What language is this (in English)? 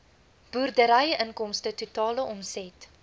Afrikaans